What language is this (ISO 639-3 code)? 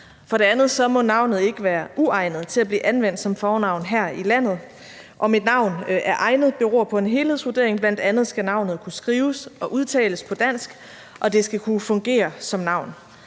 dan